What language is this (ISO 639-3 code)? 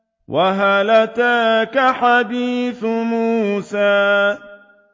ara